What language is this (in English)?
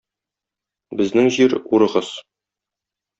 Tatar